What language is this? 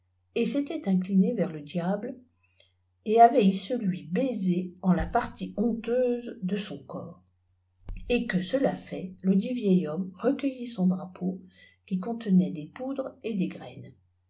French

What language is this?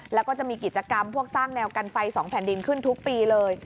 Thai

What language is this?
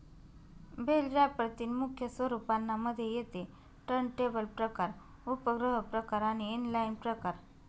Marathi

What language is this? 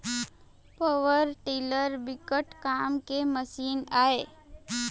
Chhattisgarhi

